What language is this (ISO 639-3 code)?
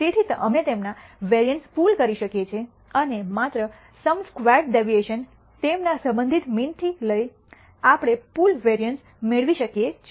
guj